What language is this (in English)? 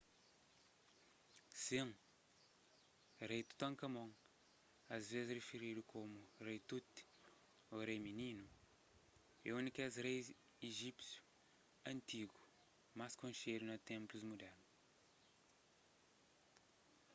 Kabuverdianu